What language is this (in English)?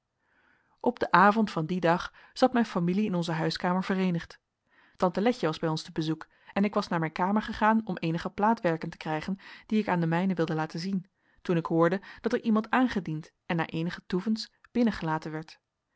Dutch